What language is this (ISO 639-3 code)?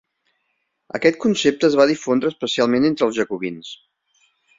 cat